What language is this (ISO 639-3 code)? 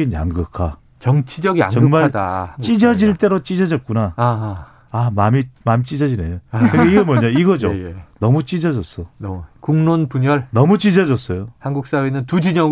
kor